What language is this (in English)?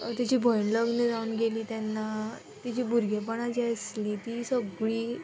Konkani